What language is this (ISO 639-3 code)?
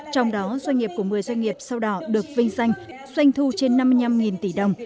vie